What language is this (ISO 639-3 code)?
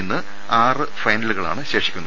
mal